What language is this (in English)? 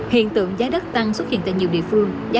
Vietnamese